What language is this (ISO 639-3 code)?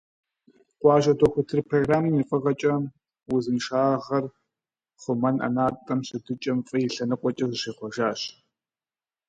kbd